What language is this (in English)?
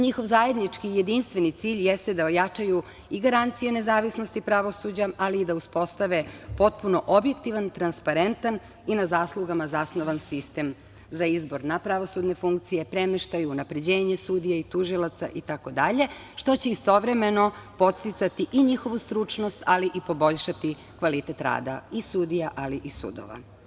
Serbian